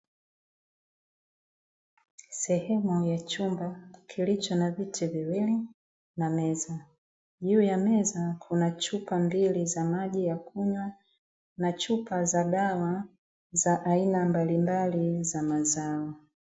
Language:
Swahili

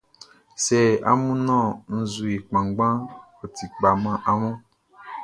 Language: Baoulé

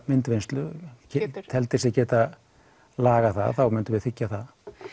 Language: Icelandic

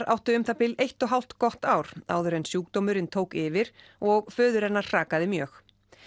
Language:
Icelandic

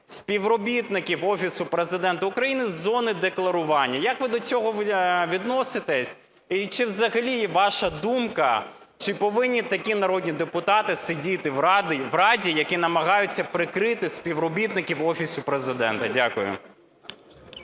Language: Ukrainian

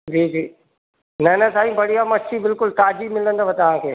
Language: Sindhi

